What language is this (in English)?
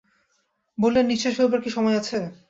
Bangla